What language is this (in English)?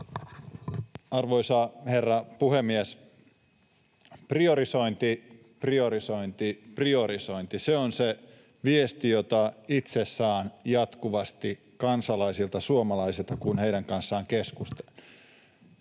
Finnish